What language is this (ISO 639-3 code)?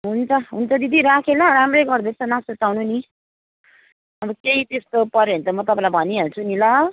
nep